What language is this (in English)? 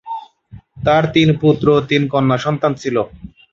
Bangla